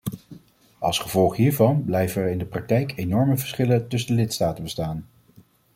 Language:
Dutch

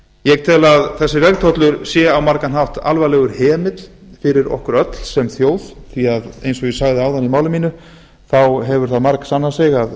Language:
Icelandic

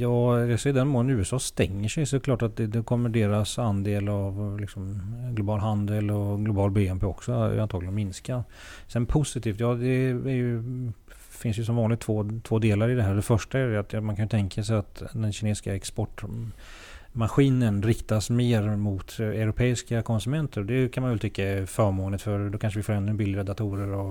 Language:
Swedish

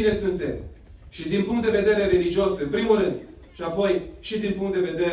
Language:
Romanian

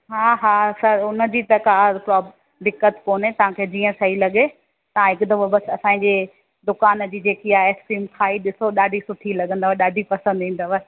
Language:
Sindhi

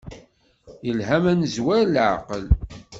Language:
Kabyle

